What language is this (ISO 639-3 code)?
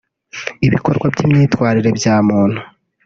kin